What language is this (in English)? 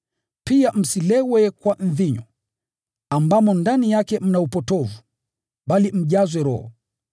Swahili